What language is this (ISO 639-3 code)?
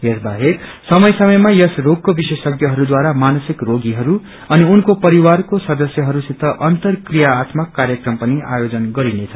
nep